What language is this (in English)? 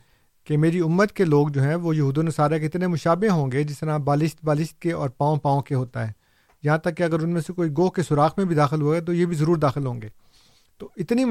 Urdu